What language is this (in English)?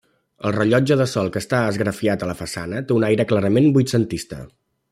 Catalan